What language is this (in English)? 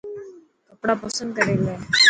Dhatki